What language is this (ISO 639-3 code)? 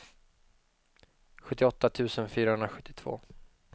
swe